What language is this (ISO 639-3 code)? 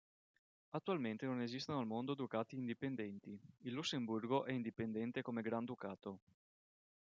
ita